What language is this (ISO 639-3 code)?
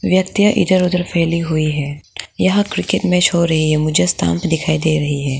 hin